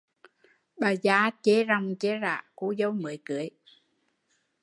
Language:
Vietnamese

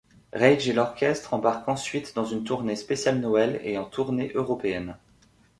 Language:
French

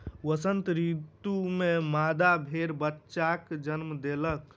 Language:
Maithili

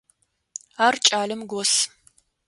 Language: Adyghe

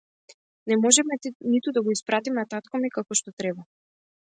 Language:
Macedonian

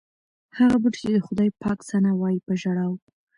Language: Pashto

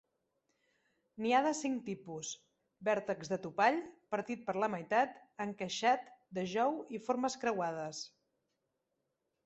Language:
Catalan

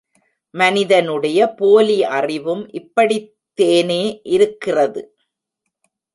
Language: Tamil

